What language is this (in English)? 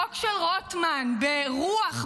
Hebrew